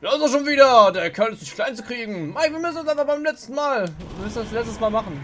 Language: German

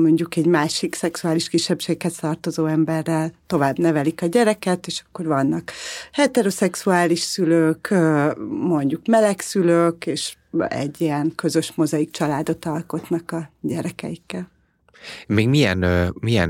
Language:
Hungarian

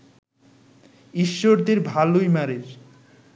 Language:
Bangla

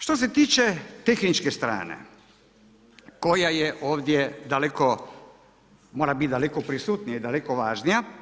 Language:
Croatian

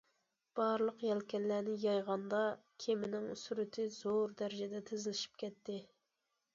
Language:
Uyghur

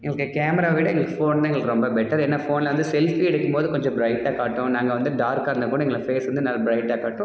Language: Tamil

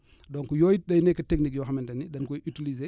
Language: Wolof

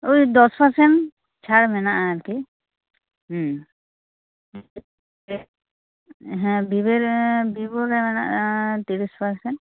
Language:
Santali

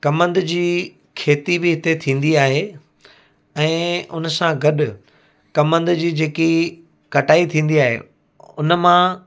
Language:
Sindhi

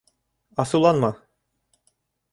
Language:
Bashkir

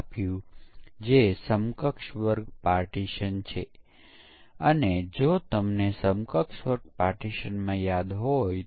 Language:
Gujarati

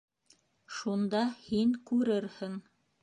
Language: Bashkir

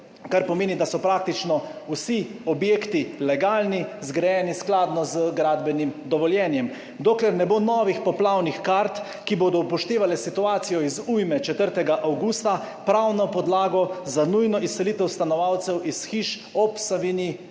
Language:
Slovenian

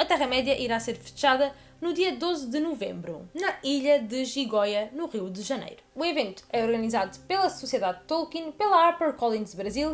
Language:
Portuguese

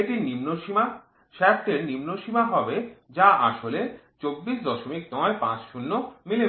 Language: Bangla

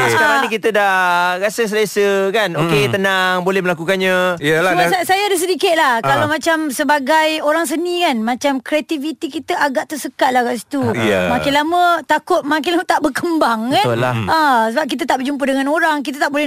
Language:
Malay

